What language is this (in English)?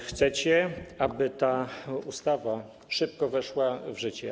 Polish